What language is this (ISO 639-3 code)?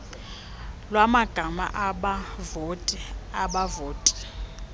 xho